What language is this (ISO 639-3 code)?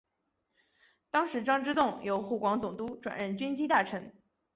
zho